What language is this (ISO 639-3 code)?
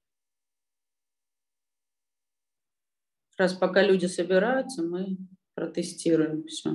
rus